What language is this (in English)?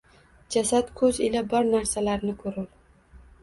Uzbek